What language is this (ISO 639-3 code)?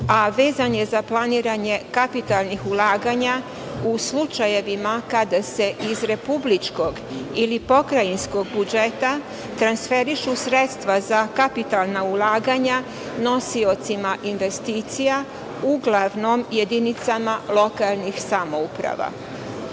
srp